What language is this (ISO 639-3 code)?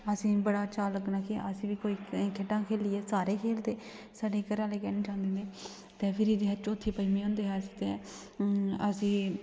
doi